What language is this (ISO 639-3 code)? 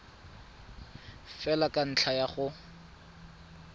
tsn